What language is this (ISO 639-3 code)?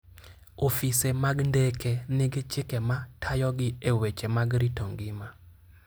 luo